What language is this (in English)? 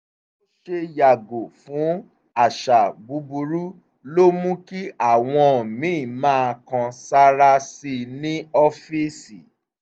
Yoruba